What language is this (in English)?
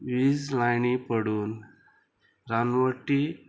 Konkani